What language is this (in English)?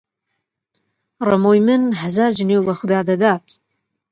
Central Kurdish